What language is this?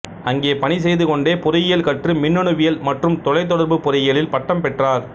Tamil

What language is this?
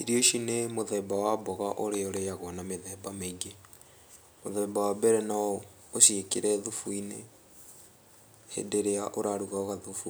Kikuyu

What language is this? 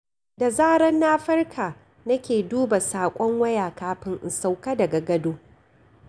Hausa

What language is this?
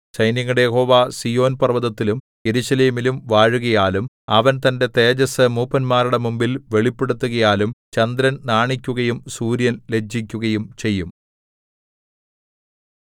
Malayalam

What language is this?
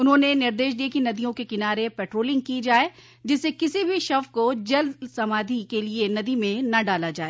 Hindi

